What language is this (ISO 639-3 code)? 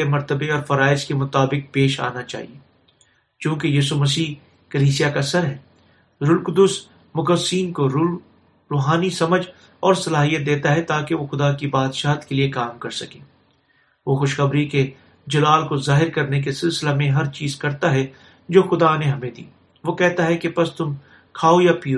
urd